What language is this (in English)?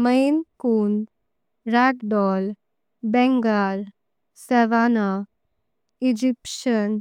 Konkani